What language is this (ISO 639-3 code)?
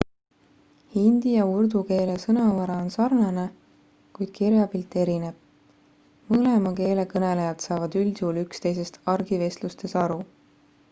est